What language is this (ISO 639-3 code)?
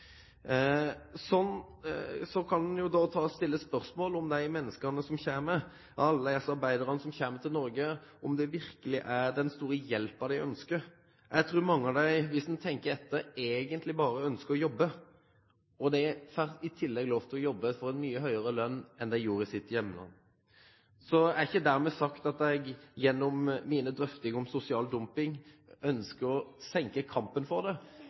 nob